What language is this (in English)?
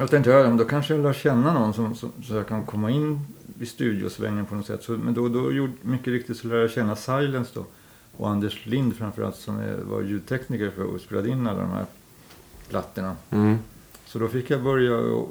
Swedish